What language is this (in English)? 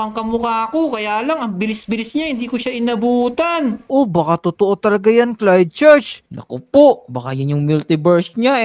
Filipino